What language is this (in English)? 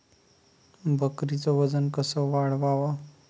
Marathi